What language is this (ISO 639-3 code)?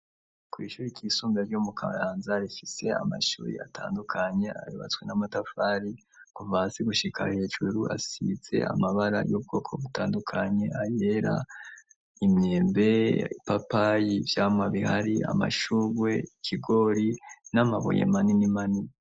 run